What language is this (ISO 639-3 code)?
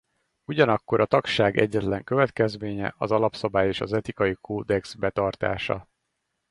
hun